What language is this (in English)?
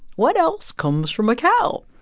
English